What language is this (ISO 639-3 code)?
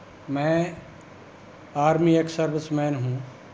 pan